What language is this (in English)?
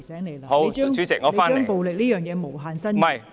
Cantonese